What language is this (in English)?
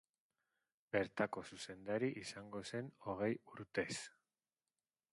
Basque